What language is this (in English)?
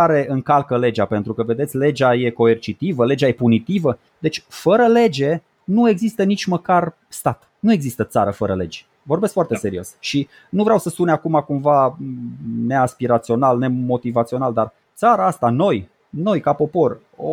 Romanian